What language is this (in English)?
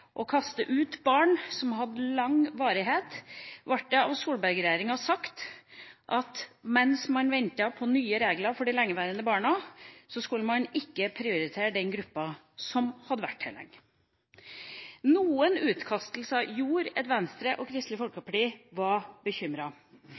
Norwegian Bokmål